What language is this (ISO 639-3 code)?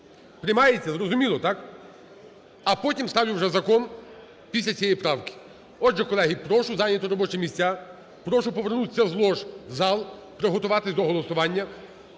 ukr